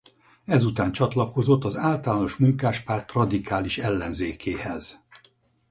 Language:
Hungarian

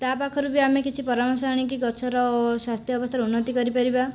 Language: Odia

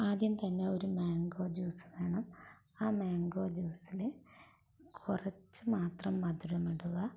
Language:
Malayalam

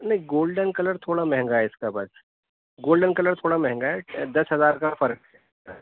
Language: Urdu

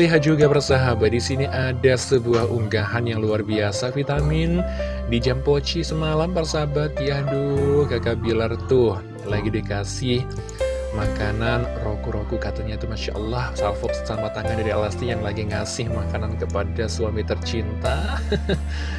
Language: Indonesian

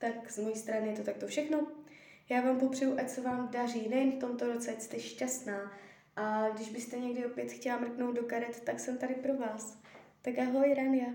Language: Czech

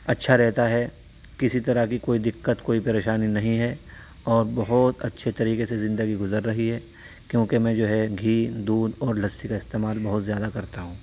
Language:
Urdu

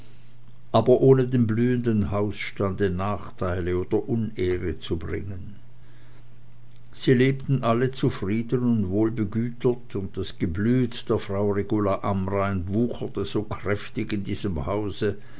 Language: German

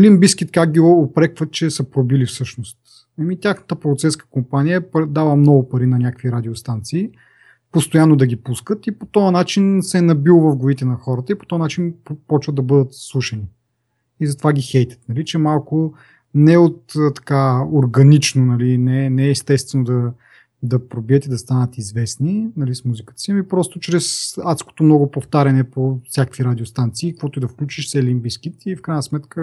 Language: Bulgarian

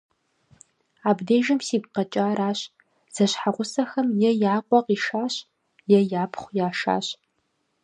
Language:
Kabardian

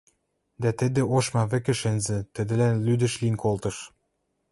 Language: Western Mari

